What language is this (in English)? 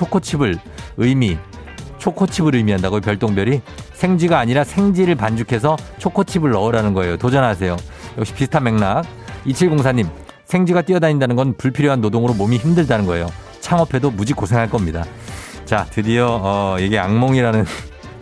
Korean